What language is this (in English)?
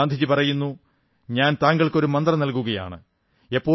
Malayalam